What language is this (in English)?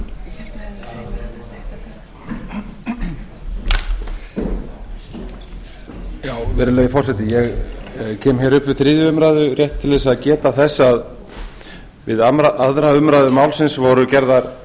Icelandic